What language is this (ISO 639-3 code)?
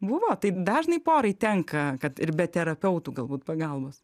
lit